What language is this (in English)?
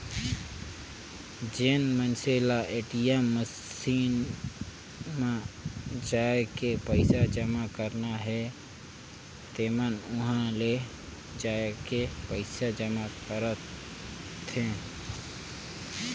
Chhattisgarhi